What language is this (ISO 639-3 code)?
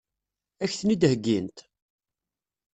kab